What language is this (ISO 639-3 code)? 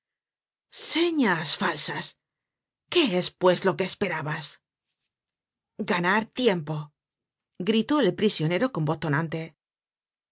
spa